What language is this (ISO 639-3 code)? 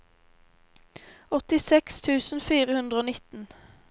nor